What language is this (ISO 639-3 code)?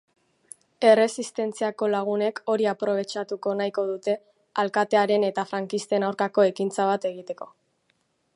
eus